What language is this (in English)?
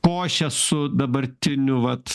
Lithuanian